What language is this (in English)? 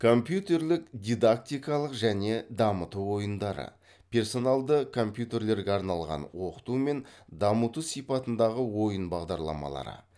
Kazakh